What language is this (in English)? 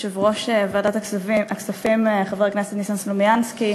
Hebrew